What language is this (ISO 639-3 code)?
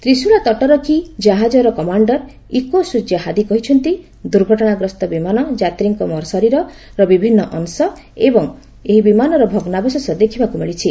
ori